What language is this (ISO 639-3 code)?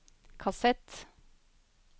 nor